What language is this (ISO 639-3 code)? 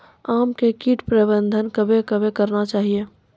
mai